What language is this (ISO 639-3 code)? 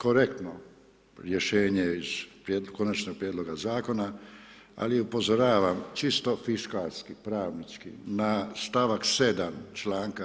hrv